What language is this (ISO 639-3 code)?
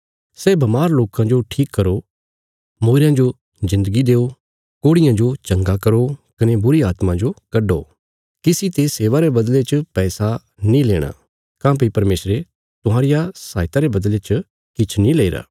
kfs